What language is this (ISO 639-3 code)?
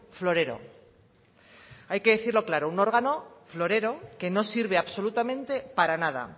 spa